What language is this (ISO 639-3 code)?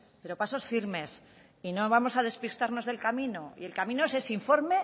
spa